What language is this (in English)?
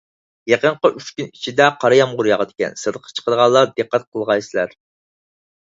Uyghur